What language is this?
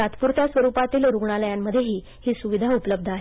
Marathi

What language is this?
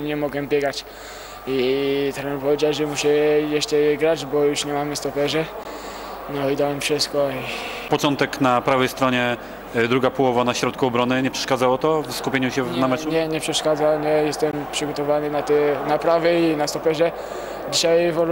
Polish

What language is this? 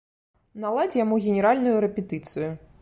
Belarusian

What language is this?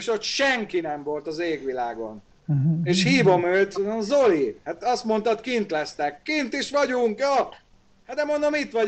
Hungarian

